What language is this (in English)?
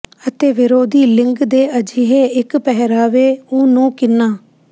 Punjabi